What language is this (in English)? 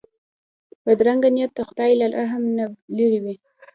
Pashto